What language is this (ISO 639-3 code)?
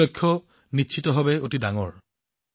asm